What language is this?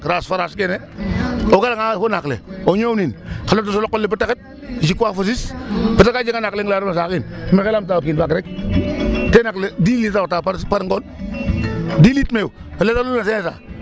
Serer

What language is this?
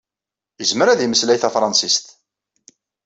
Kabyle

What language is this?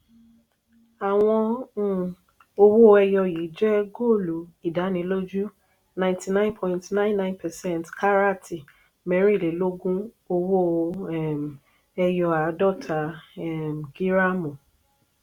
Yoruba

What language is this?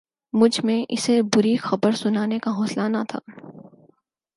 Urdu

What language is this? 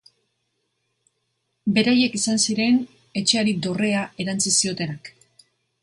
Basque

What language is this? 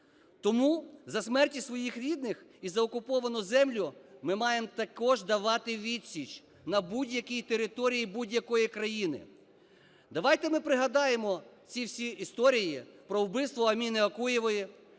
Ukrainian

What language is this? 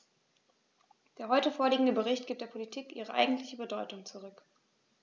German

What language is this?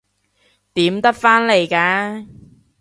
Cantonese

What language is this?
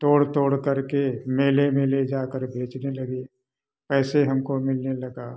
Hindi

